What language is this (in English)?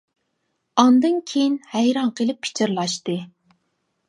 Uyghur